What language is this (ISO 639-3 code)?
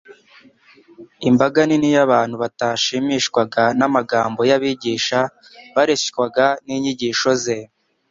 kin